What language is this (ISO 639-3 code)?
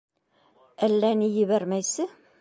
bak